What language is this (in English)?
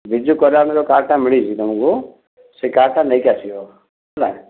Odia